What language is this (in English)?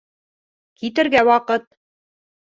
Bashkir